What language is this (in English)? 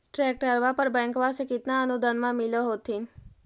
Magahi